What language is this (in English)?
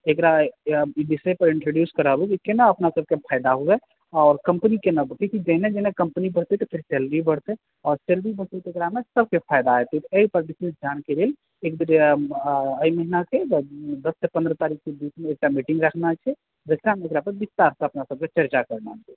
Maithili